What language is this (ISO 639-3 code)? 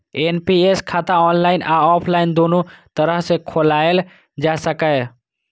mai